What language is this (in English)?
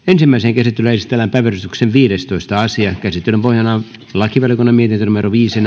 Finnish